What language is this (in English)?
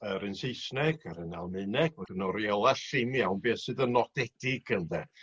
Welsh